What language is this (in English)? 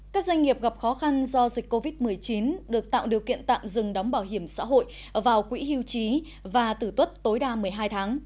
Vietnamese